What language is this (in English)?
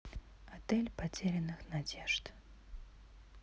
Russian